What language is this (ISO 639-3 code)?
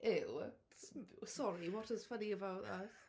cym